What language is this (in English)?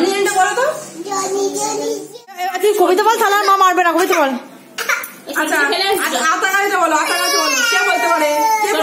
Turkish